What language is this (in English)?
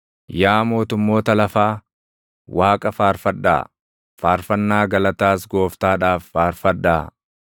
Oromo